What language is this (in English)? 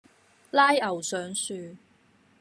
Cantonese